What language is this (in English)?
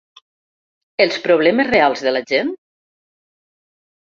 Catalan